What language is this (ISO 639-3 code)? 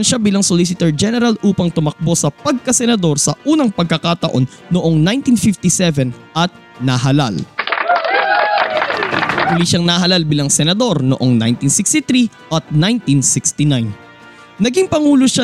fil